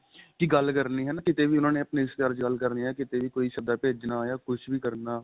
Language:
Punjabi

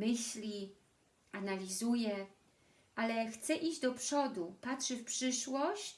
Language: Polish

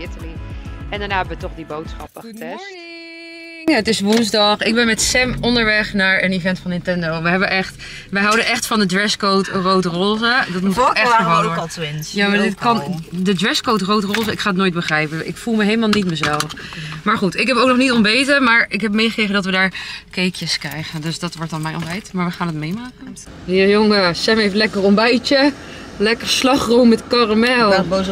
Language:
Dutch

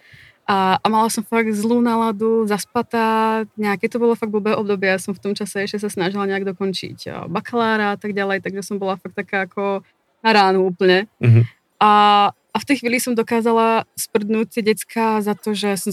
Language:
Czech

